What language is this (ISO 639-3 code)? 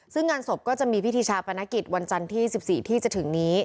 tha